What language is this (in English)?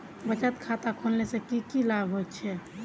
Magahi